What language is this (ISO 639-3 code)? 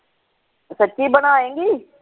pan